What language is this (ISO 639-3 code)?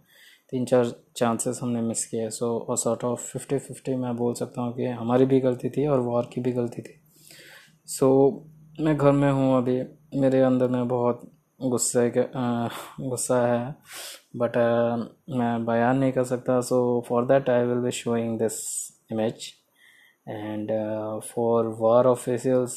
hin